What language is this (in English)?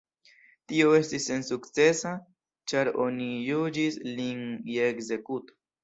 Esperanto